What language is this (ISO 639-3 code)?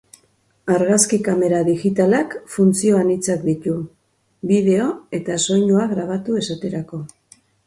eus